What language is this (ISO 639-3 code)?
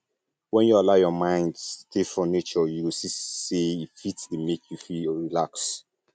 pcm